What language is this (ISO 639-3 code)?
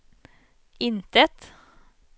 swe